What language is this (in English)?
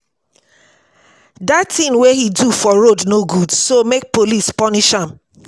Nigerian Pidgin